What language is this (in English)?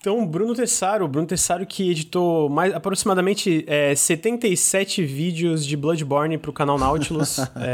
Portuguese